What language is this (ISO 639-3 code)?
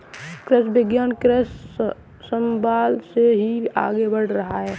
hin